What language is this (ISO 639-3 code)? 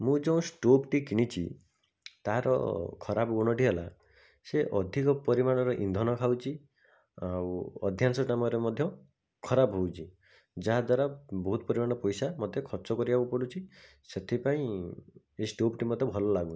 ori